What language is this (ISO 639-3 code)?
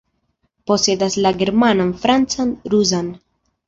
epo